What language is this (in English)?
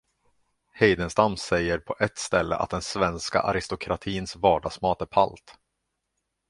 Swedish